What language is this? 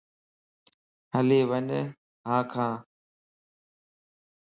Lasi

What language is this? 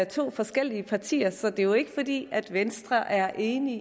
Danish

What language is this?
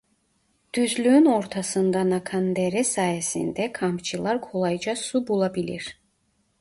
Turkish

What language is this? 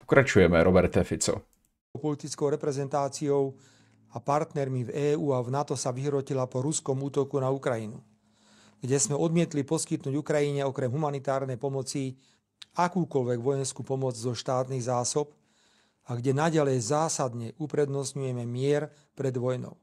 Czech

